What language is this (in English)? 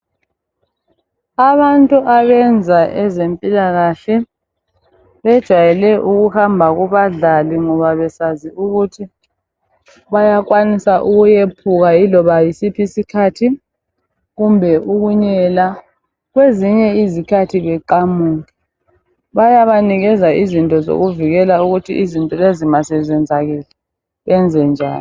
North Ndebele